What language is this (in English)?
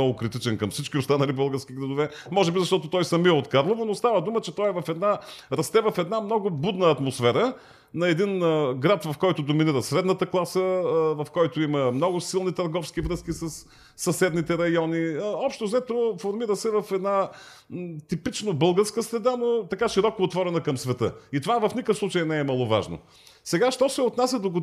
Bulgarian